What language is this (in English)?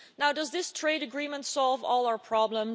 English